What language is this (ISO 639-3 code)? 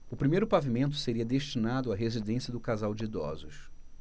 por